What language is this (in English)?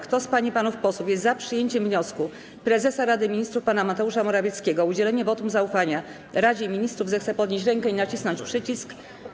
Polish